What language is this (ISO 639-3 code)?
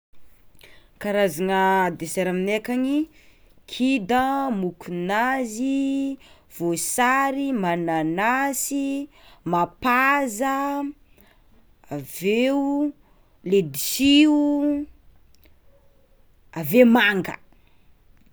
xmw